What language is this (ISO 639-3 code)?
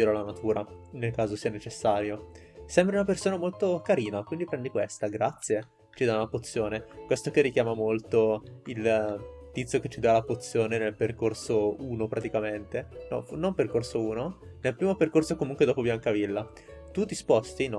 ita